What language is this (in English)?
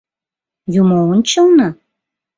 Mari